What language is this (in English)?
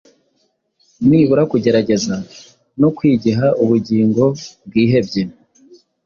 Kinyarwanda